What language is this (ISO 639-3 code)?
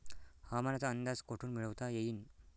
mar